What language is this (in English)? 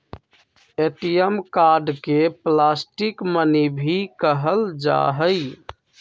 Magahi